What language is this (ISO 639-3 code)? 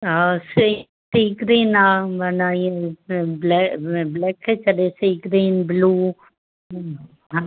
snd